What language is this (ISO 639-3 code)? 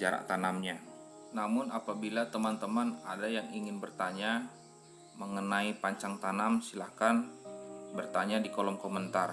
ind